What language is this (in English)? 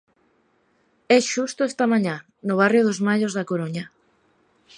Galician